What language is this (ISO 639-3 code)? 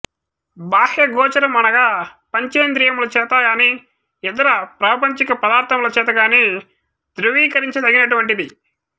tel